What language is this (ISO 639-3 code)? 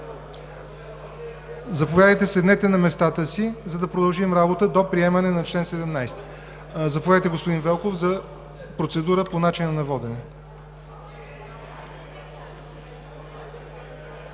bul